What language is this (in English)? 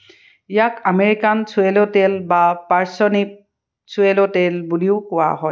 Assamese